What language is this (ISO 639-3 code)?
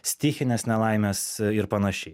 lit